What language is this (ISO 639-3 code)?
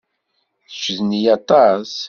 kab